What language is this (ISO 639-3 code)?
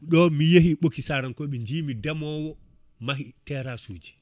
ful